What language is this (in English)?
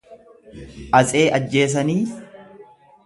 Oromo